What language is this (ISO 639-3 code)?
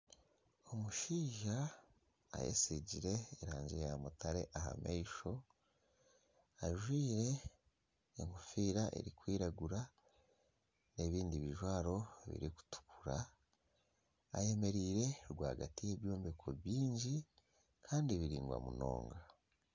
nyn